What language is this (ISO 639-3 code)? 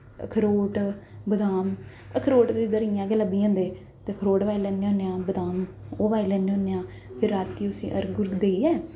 doi